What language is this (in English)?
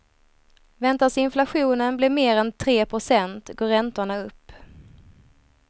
Swedish